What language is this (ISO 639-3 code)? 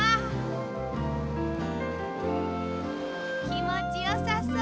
jpn